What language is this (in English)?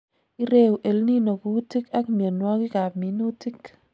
Kalenjin